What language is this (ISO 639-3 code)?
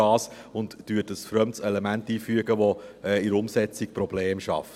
gsw